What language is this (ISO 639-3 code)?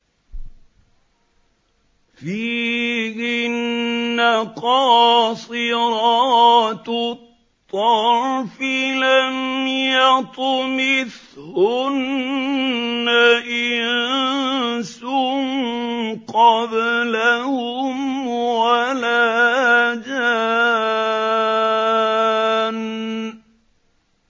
ara